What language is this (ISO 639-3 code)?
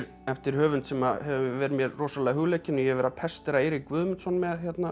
isl